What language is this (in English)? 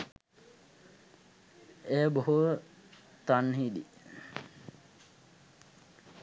Sinhala